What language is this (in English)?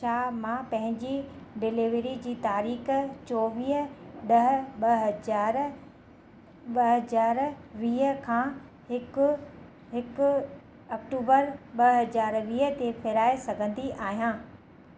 Sindhi